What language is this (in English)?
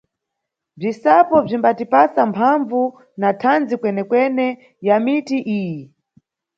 Nyungwe